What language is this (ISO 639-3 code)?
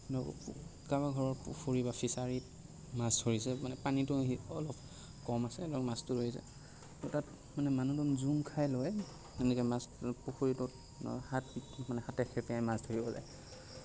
asm